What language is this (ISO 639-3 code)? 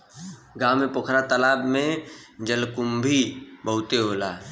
bho